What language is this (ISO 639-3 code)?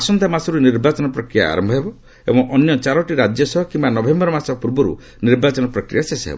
ori